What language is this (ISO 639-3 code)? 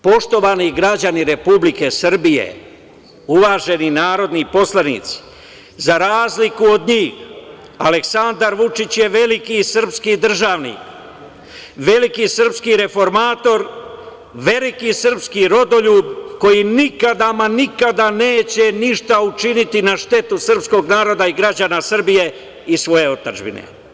srp